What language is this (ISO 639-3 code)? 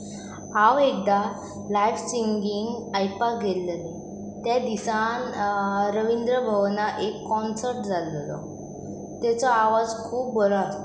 kok